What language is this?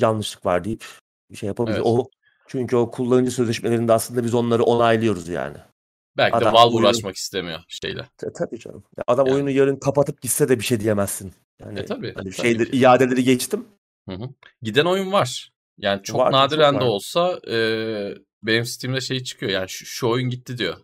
Turkish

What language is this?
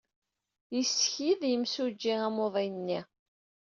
Kabyle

